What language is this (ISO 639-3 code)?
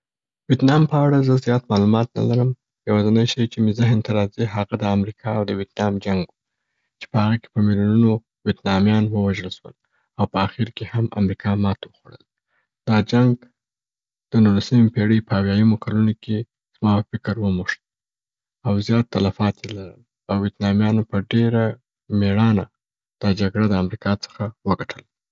pbt